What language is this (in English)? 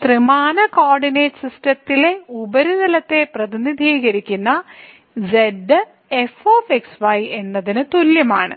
Malayalam